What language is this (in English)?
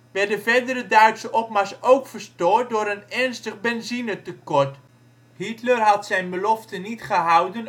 Dutch